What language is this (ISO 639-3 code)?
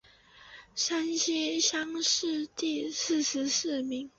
zho